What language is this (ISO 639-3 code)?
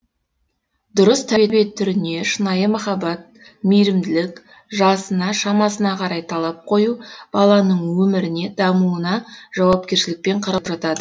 kaz